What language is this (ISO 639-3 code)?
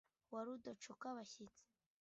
kin